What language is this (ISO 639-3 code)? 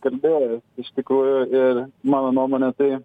lit